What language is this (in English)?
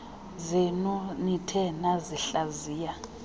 Xhosa